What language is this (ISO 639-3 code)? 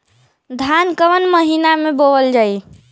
bho